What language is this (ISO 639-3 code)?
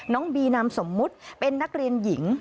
tha